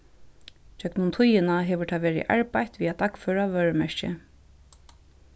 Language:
Faroese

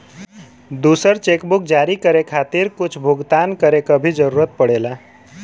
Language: Bhojpuri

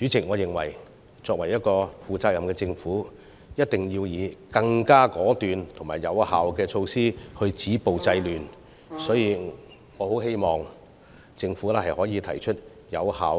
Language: Cantonese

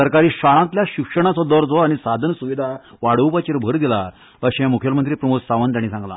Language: Konkani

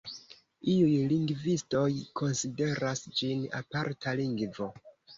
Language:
Esperanto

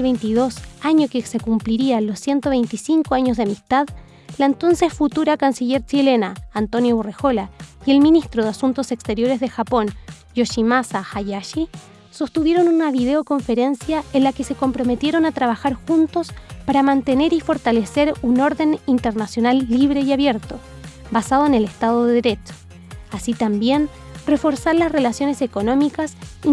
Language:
Spanish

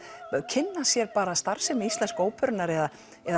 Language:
Icelandic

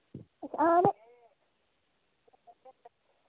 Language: Dogri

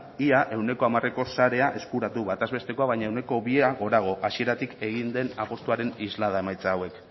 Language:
Basque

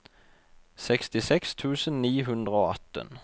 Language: Norwegian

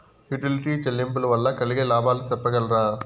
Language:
Telugu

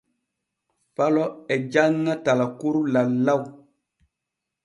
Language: Borgu Fulfulde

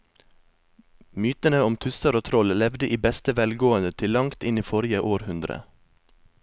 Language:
Norwegian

